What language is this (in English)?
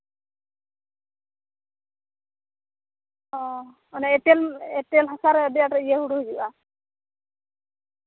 Santali